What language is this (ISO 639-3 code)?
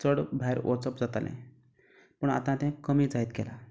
kok